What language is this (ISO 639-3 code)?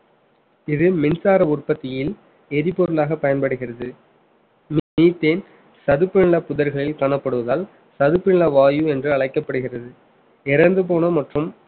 tam